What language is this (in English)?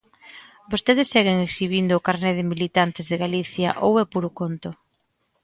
Galician